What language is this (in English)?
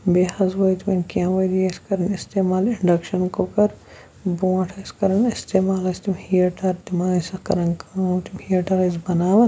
Kashmiri